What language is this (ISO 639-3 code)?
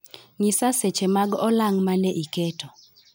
luo